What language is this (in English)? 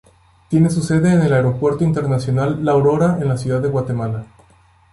Spanish